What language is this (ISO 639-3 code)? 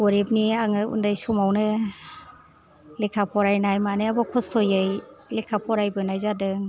brx